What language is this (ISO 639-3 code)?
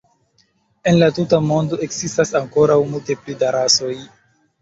epo